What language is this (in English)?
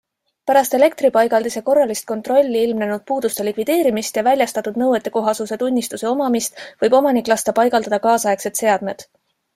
Estonian